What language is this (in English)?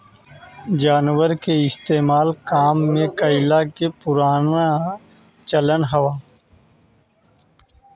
Bhojpuri